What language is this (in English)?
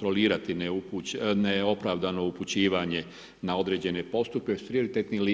Croatian